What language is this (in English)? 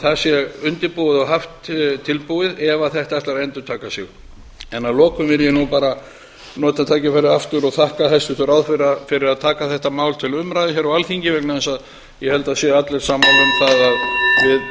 Icelandic